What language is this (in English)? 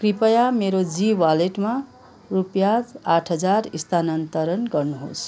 Nepali